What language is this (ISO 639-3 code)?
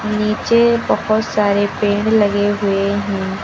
hin